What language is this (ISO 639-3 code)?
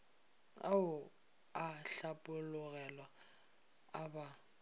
nso